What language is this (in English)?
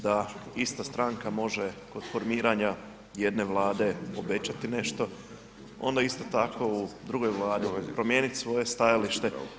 Croatian